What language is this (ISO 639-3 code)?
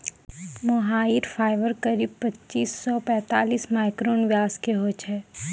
mai